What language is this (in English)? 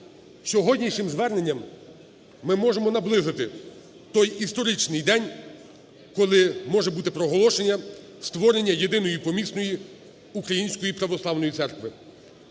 Ukrainian